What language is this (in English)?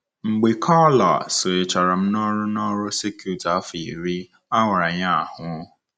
Igbo